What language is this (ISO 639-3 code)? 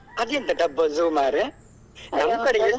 kan